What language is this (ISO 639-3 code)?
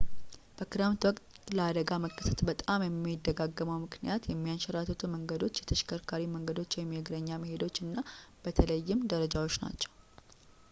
amh